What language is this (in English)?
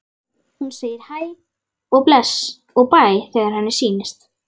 Icelandic